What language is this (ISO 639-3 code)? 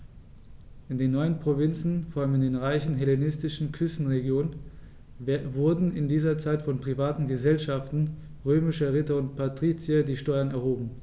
deu